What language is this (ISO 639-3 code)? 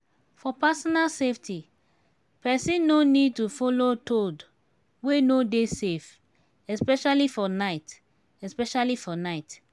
pcm